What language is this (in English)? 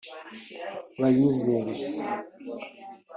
Kinyarwanda